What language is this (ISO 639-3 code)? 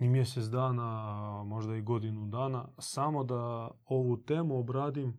hrv